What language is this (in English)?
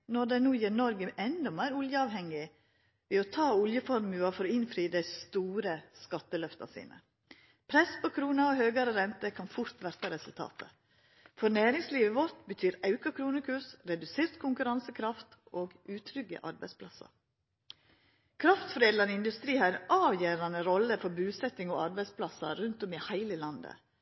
Norwegian Nynorsk